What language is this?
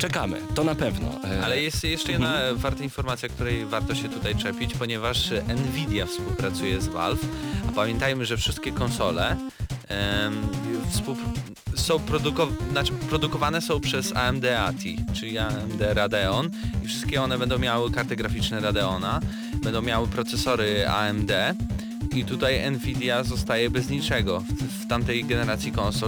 Polish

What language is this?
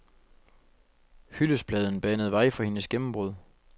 Danish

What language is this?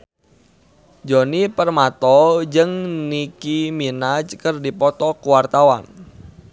Sundanese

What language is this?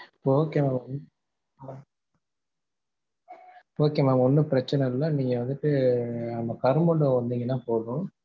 Tamil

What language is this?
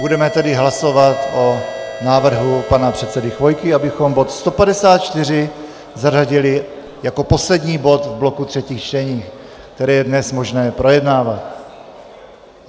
Czech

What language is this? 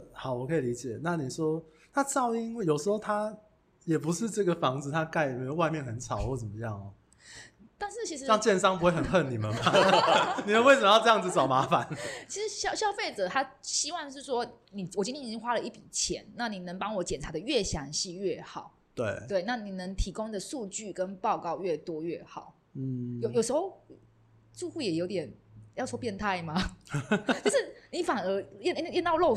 Chinese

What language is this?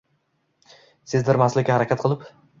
Uzbek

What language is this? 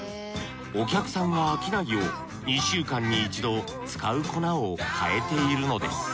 Japanese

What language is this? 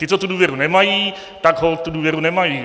Czech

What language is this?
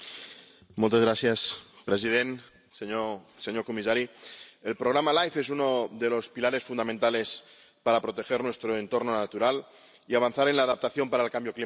Spanish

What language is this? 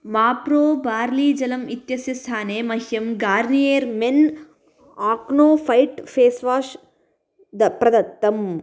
Sanskrit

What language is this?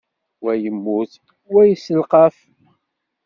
Kabyle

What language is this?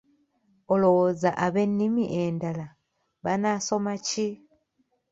Ganda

